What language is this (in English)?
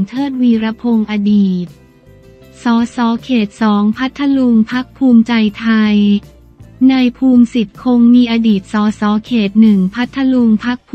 Thai